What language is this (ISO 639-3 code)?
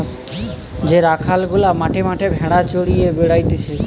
ben